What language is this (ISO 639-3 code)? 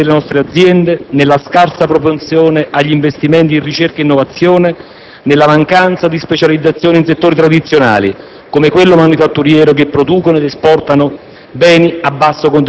ita